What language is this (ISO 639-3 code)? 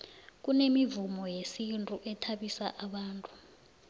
nbl